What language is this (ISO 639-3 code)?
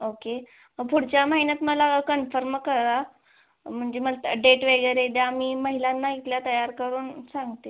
mar